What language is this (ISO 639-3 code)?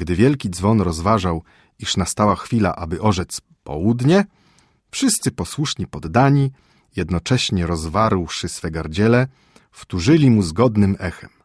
pol